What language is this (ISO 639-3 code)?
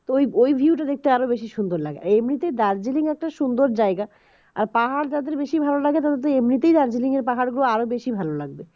ben